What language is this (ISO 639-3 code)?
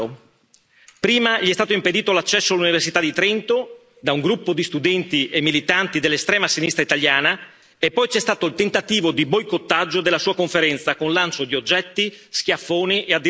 ita